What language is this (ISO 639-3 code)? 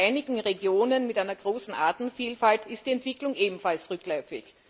deu